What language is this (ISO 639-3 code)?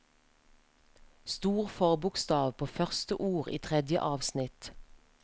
nor